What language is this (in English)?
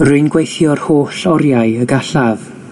Welsh